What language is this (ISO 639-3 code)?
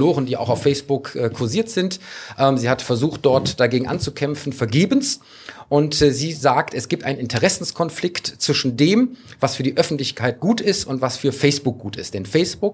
deu